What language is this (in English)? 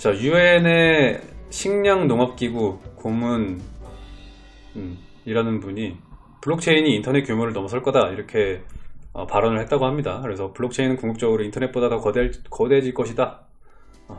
Korean